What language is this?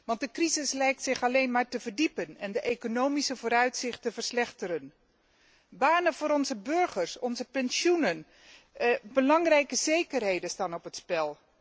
Dutch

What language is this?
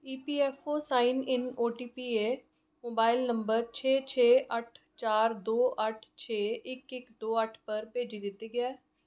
Dogri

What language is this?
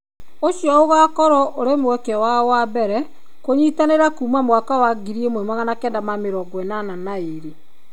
Kikuyu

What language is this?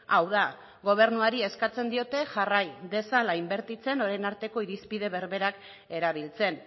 Basque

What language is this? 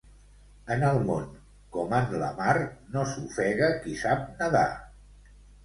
Catalan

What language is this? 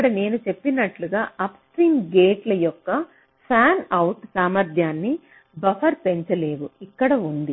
Telugu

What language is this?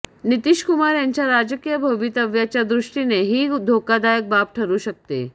Marathi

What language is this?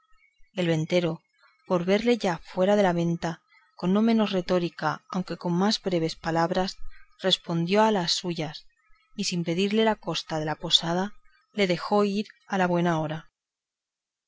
Spanish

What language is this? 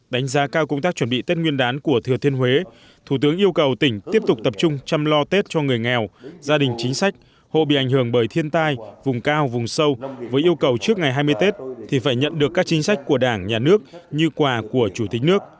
Vietnamese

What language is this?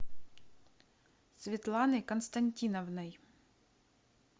Russian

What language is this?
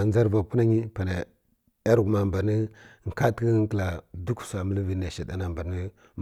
Kirya-Konzəl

